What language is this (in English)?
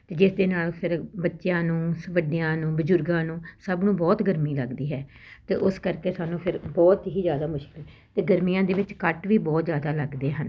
Punjabi